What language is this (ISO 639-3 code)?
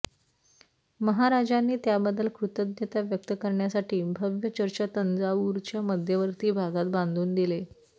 mar